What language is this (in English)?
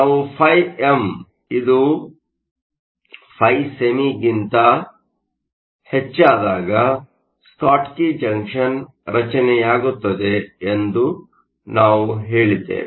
Kannada